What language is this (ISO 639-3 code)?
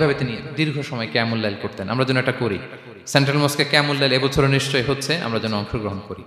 ara